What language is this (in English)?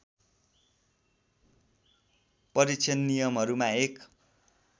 Nepali